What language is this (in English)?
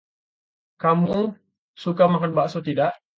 Indonesian